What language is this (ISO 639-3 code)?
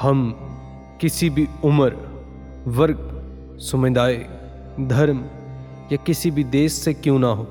hin